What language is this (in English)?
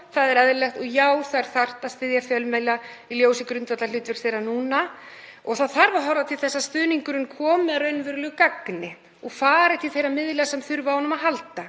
Icelandic